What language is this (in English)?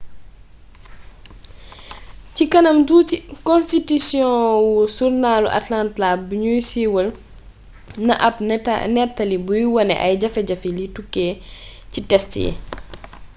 Wolof